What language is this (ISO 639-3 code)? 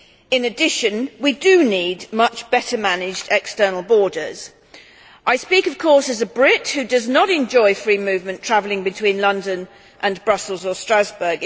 eng